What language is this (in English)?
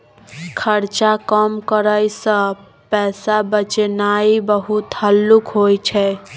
Maithili